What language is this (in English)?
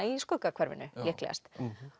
Icelandic